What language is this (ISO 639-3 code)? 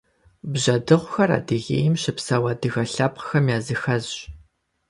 kbd